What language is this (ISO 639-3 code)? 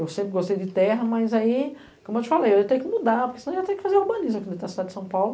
por